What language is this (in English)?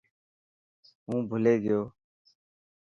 Dhatki